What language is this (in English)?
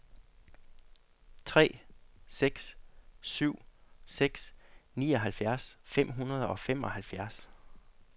Danish